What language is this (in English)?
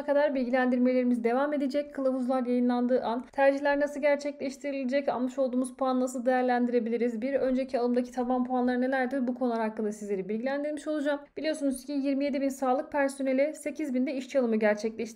Turkish